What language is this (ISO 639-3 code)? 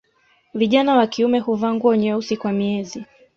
swa